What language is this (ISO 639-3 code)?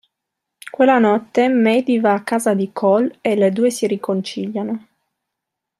ita